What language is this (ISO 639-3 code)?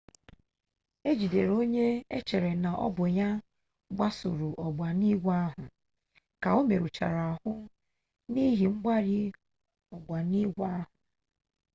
ibo